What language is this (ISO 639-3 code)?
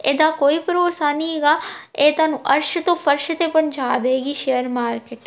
pan